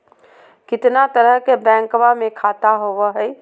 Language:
Magahi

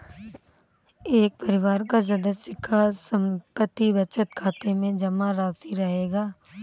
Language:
Hindi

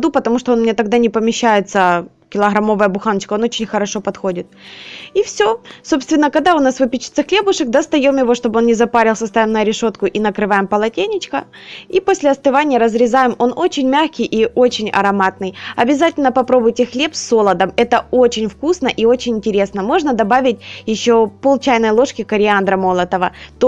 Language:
Russian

